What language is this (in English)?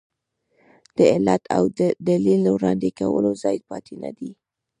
Pashto